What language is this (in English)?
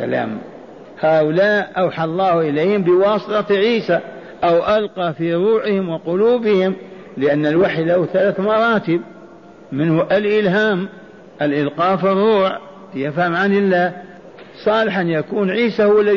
Arabic